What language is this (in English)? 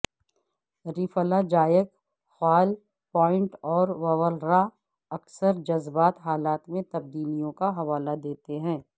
Urdu